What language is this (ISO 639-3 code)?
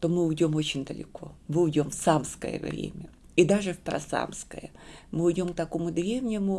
rus